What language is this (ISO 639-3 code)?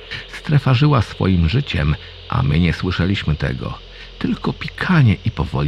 pol